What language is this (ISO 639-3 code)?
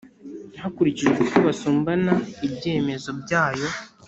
kin